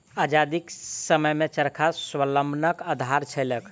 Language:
Maithili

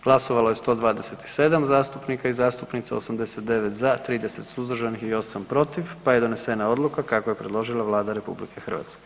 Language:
Croatian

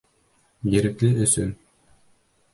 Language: Bashkir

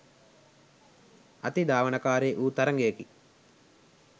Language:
Sinhala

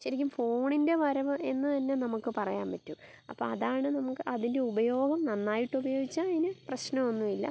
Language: Malayalam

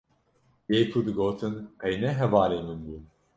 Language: Kurdish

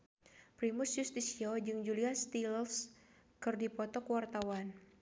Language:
Sundanese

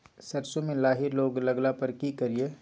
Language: Maithili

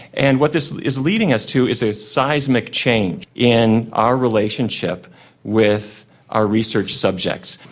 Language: English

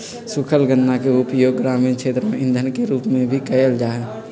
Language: Magahi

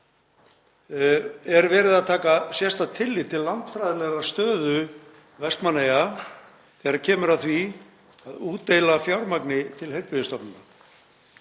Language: Icelandic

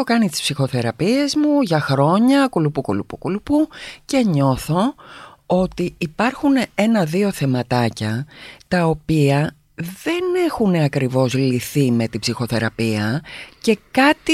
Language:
Greek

